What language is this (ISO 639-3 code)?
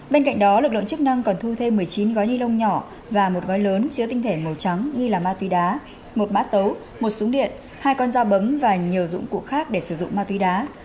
vie